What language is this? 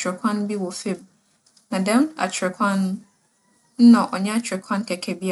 Akan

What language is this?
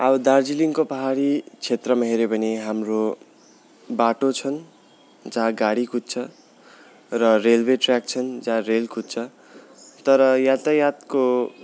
Nepali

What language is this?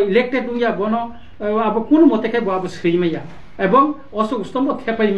Bangla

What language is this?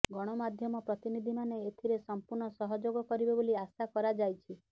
Odia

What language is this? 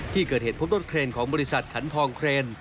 Thai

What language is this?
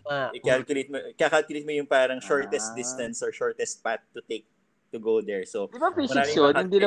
Filipino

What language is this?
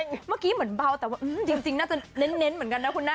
Thai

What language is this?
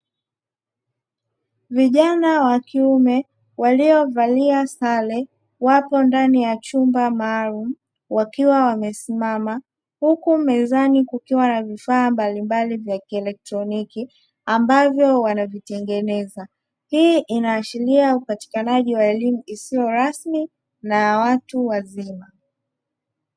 Swahili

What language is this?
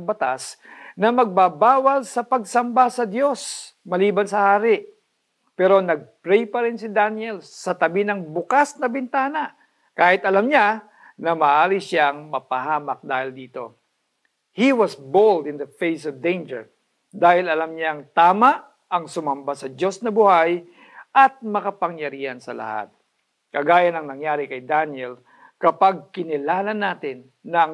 Filipino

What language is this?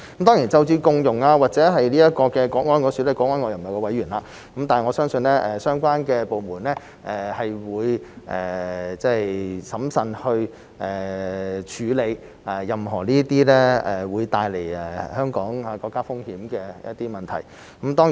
Cantonese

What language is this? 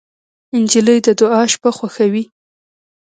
Pashto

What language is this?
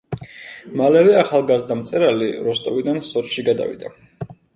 Georgian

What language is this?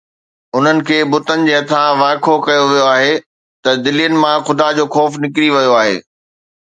Sindhi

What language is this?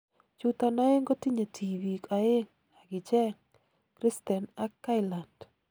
Kalenjin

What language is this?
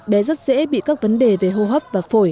Vietnamese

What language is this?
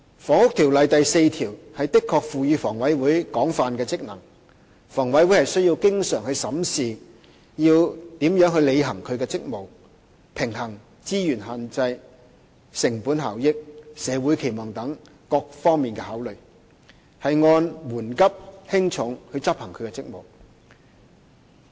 Cantonese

